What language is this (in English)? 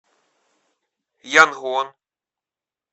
Russian